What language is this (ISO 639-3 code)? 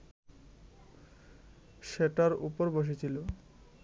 ben